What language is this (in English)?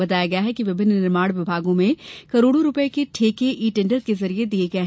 Hindi